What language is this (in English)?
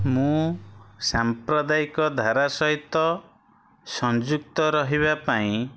Odia